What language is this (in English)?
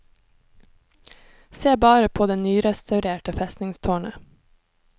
Norwegian